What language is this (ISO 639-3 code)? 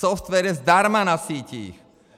ces